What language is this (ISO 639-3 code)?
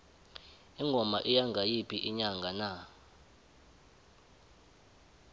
nbl